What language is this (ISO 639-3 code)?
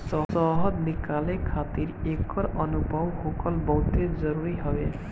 bho